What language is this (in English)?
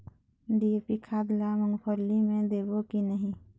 Chhattisgarhi